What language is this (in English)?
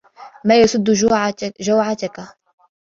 Arabic